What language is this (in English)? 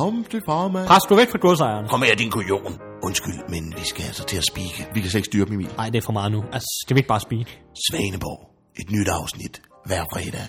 Danish